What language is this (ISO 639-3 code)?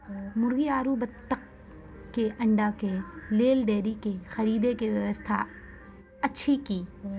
mai